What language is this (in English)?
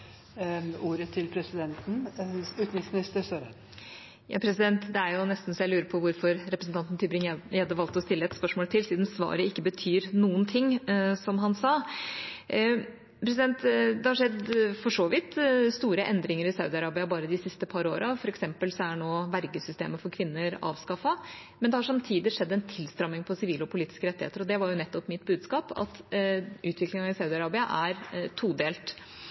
Norwegian